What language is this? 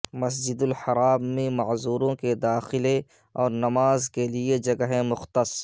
Urdu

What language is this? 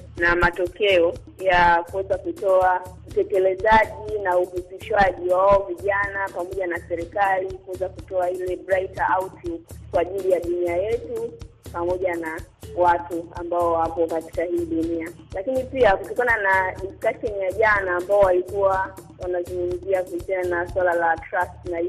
Swahili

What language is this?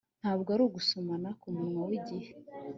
Kinyarwanda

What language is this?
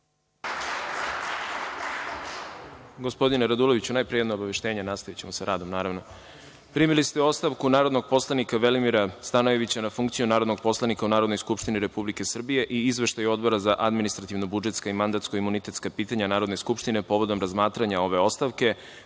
Serbian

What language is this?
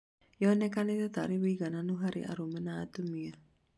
Kikuyu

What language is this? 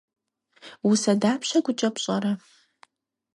Kabardian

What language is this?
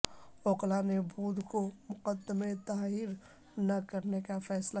Urdu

